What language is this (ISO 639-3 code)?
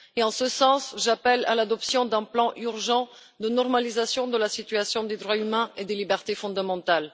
fra